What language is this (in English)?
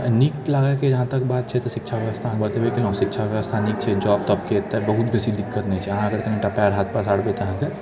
Maithili